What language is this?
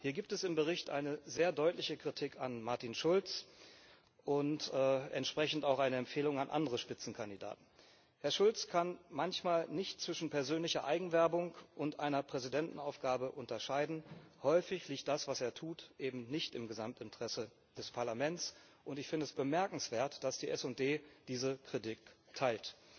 German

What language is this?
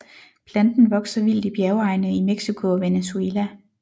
Danish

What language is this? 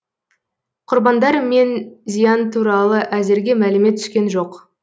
Kazakh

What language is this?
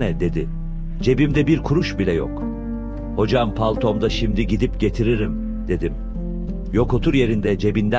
Turkish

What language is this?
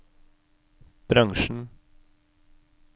Norwegian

